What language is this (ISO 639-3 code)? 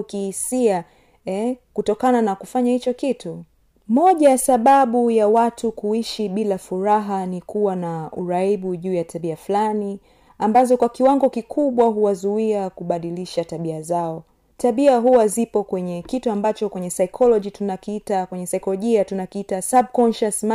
swa